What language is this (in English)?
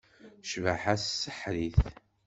Kabyle